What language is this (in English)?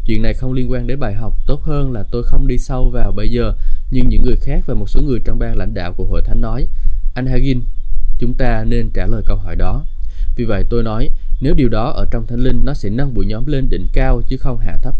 Vietnamese